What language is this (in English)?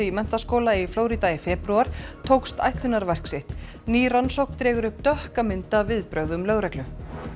Icelandic